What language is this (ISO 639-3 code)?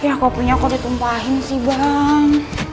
ind